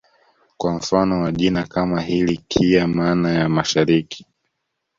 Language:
Swahili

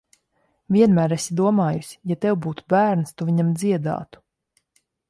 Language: Latvian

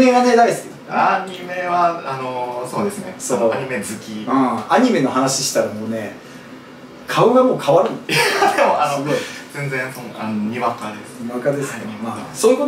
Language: Japanese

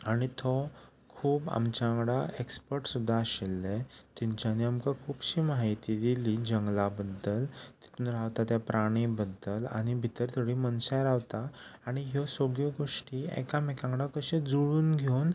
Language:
Konkani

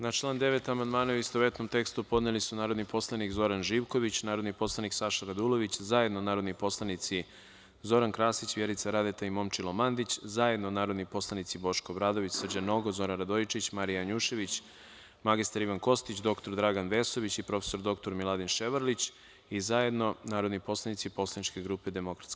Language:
Serbian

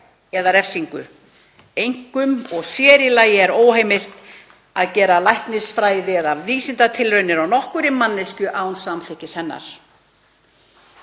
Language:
Icelandic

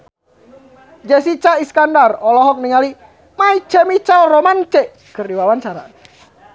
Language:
Sundanese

